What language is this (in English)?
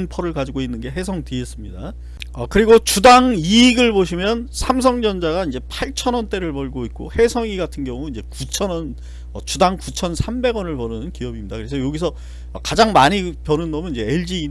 Korean